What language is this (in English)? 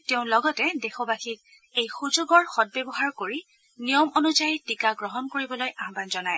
Assamese